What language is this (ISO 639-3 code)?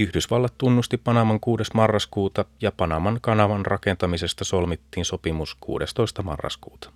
fin